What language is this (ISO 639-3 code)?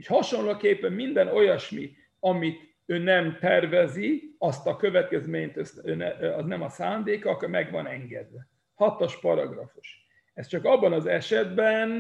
hun